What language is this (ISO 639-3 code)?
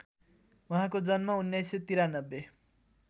nep